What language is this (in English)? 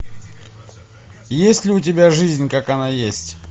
Russian